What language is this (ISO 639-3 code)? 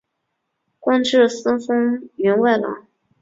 zho